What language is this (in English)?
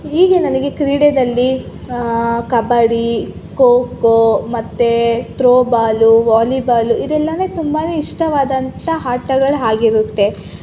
Kannada